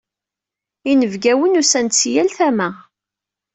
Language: Kabyle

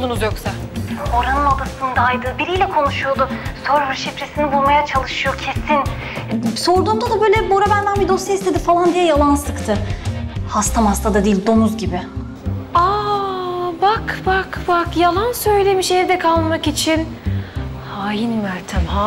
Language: Turkish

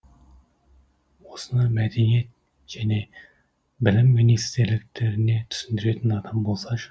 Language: Kazakh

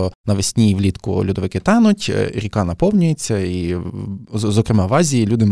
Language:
Ukrainian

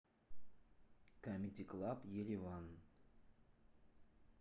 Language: Russian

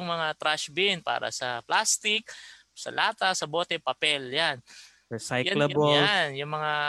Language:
Filipino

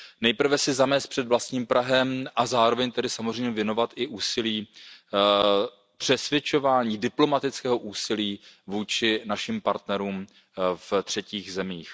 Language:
Czech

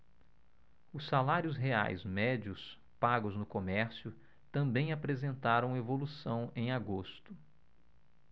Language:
Portuguese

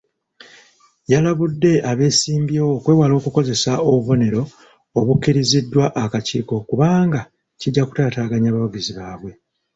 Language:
Ganda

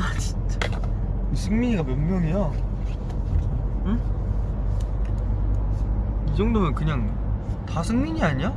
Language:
Korean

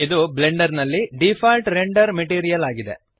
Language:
Kannada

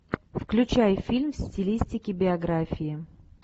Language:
Russian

